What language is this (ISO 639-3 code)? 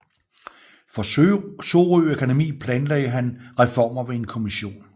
dan